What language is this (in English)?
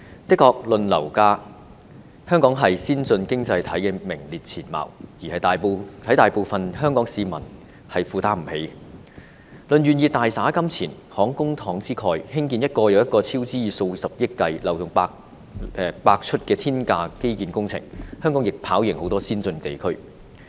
Cantonese